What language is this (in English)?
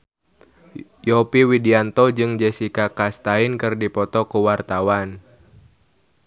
Sundanese